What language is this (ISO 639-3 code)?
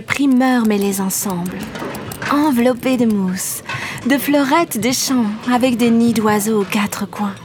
fra